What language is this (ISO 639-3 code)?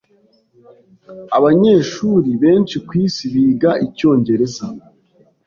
kin